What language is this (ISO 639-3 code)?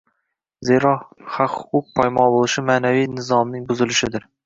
uzb